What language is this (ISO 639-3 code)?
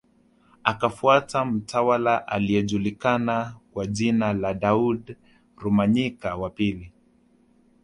swa